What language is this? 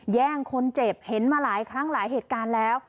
Thai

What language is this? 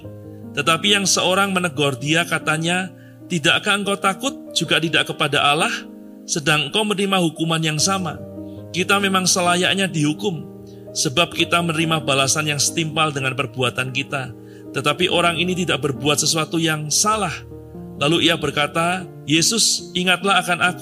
Indonesian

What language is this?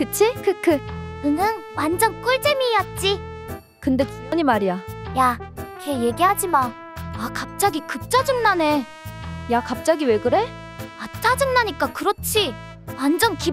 Korean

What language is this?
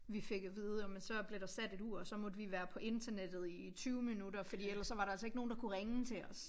Danish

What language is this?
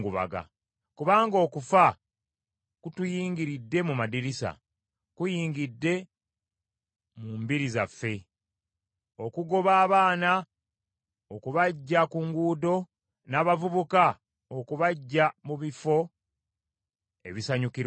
Ganda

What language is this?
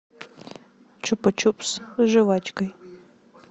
Russian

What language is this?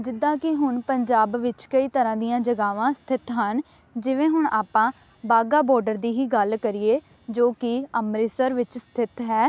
Punjabi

